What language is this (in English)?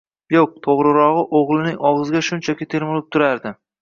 Uzbek